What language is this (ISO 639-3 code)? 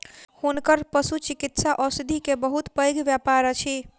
mai